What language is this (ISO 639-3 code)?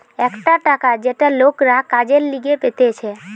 ben